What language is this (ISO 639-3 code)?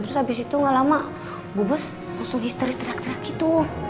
ind